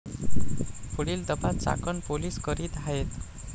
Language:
Marathi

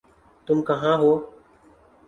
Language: Urdu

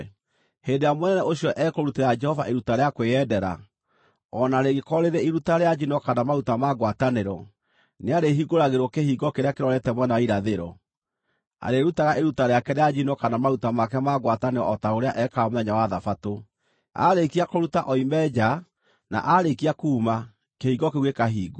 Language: Kikuyu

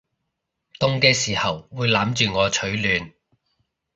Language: Cantonese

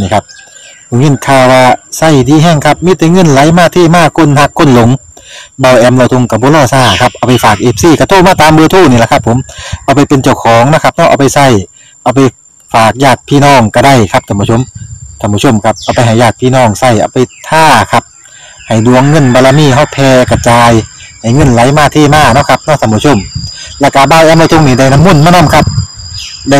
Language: Thai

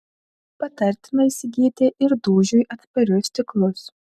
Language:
Lithuanian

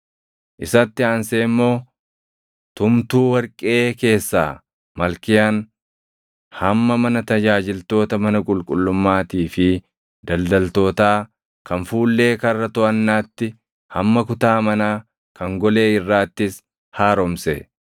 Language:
Oromo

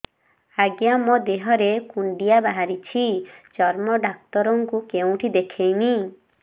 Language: Odia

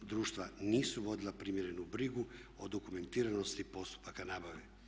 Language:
Croatian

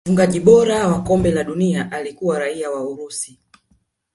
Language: Swahili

